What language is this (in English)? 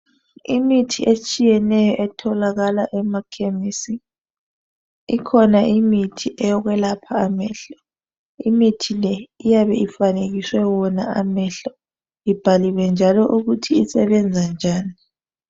North Ndebele